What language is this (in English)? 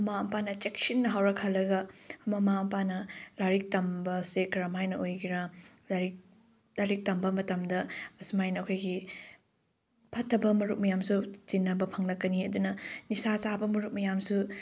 Manipuri